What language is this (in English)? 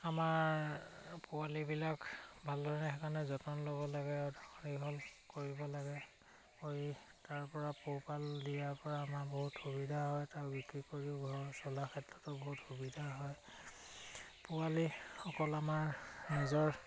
Assamese